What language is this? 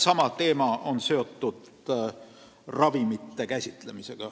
Estonian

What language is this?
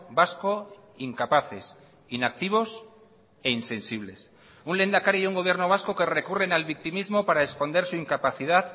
Spanish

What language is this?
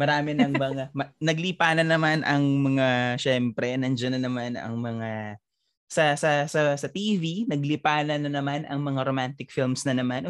Filipino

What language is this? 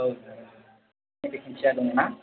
Bodo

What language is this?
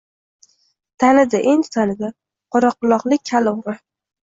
Uzbek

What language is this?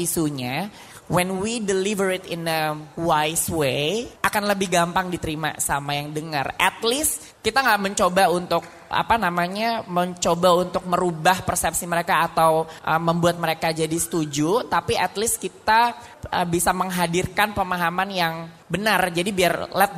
Indonesian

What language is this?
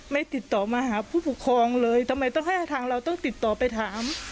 Thai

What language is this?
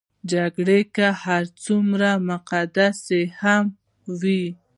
Pashto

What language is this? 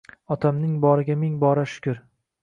Uzbek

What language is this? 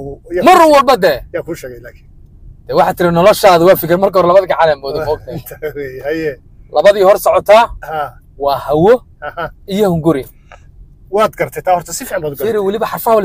Arabic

